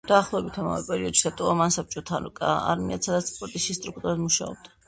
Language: Georgian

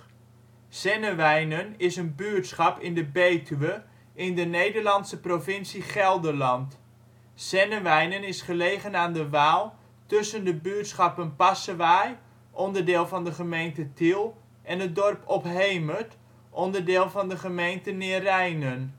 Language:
Dutch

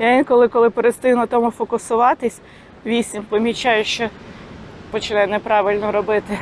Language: Ukrainian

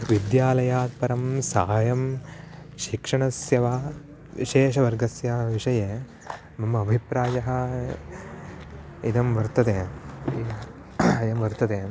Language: Sanskrit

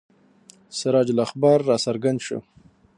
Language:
Pashto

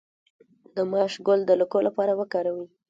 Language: Pashto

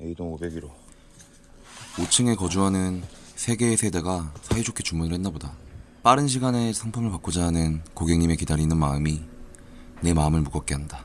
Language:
Korean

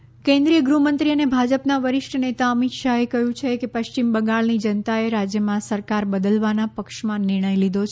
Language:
Gujarati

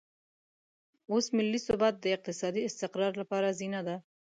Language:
Pashto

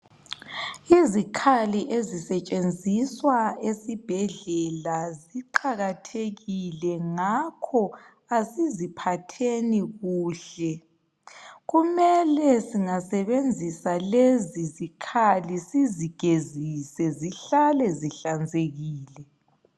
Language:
North Ndebele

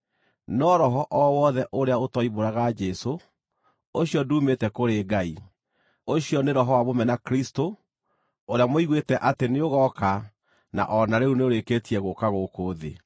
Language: Kikuyu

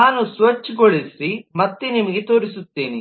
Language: Kannada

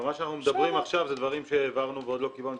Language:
Hebrew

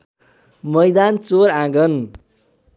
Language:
Nepali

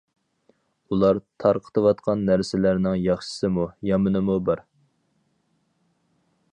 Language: Uyghur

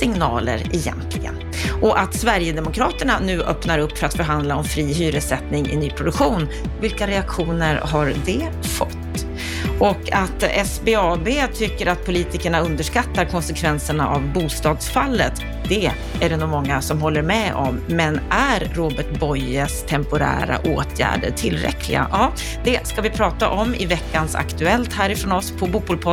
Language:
Swedish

